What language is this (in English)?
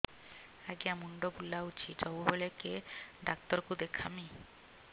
Odia